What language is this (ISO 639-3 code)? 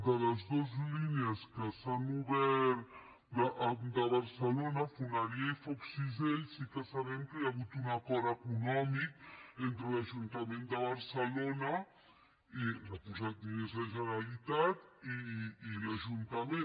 cat